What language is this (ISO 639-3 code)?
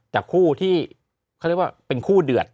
tha